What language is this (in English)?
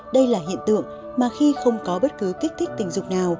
Vietnamese